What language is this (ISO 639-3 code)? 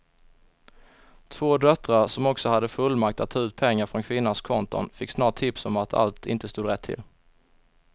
swe